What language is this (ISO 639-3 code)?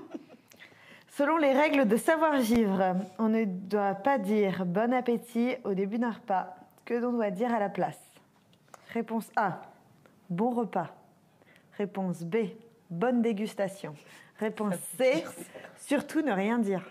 fra